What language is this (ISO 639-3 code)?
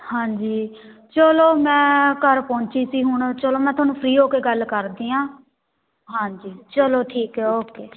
pan